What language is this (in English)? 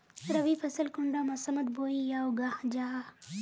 Magahi